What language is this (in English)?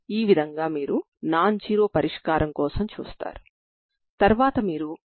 Telugu